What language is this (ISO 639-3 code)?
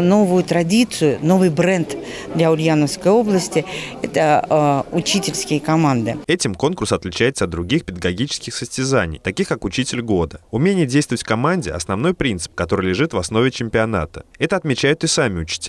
rus